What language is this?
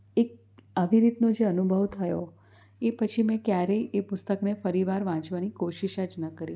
Gujarati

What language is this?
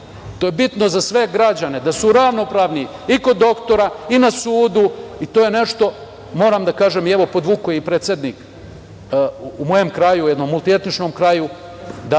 Serbian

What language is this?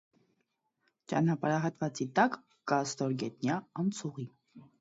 Armenian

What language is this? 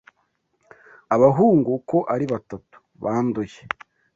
Kinyarwanda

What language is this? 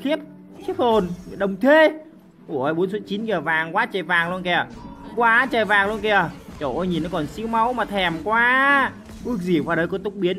Vietnamese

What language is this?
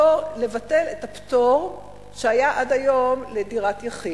Hebrew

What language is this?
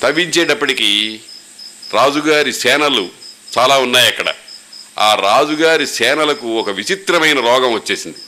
Telugu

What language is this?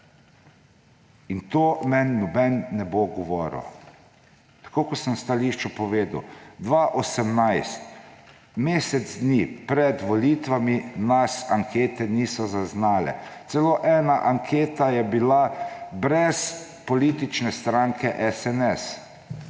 Slovenian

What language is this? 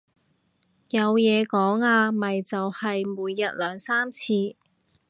Cantonese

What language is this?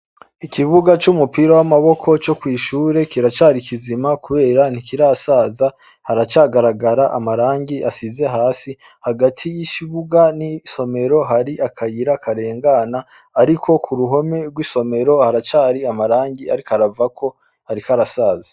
Rundi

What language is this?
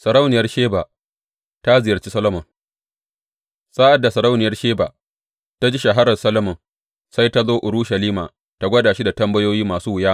Hausa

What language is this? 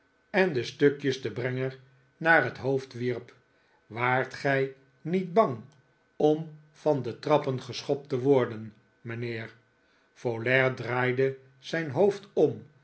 Dutch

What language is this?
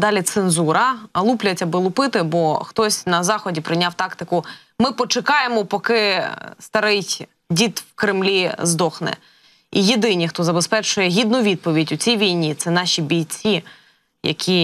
Ukrainian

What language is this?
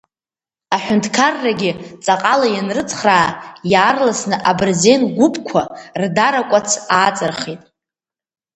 Abkhazian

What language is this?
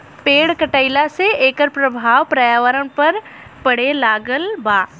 Bhojpuri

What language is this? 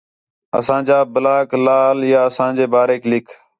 Khetrani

